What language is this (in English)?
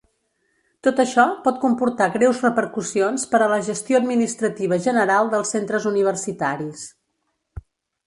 Catalan